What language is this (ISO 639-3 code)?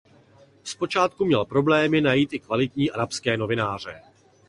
ces